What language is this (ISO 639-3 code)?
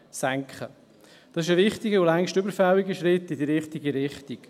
gsw